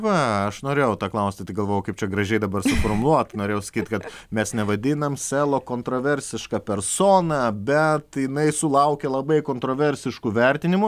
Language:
Lithuanian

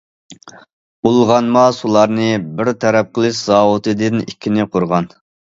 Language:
Uyghur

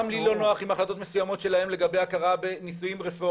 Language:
Hebrew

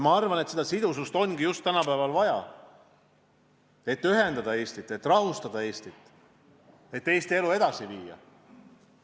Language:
Estonian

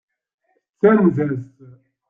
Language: Kabyle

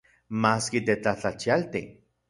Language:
Central Puebla Nahuatl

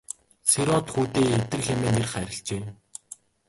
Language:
Mongolian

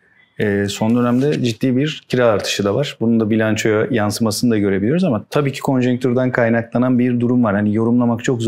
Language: Turkish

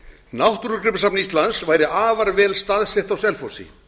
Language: Icelandic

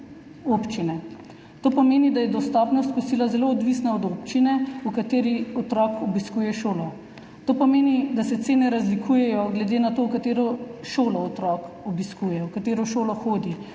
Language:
Slovenian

